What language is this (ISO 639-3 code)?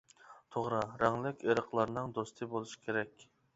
uig